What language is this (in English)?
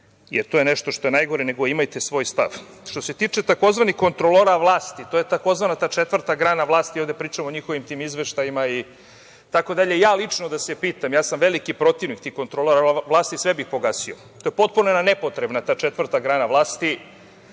Serbian